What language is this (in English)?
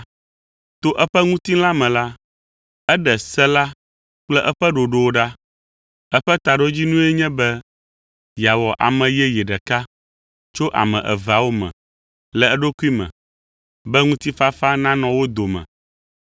Ewe